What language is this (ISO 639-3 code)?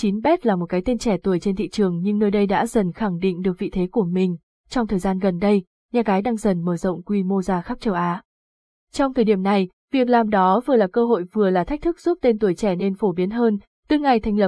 vie